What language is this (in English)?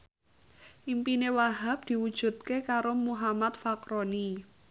Javanese